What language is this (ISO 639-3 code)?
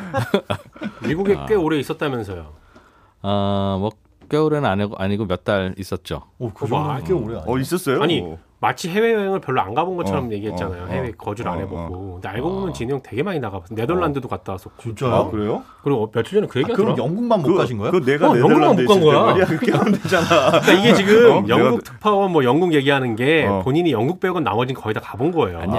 kor